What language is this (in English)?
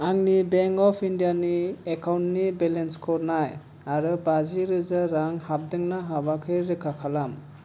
Bodo